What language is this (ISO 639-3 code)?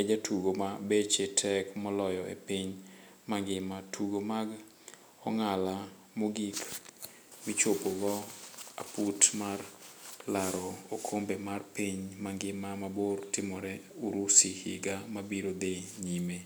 luo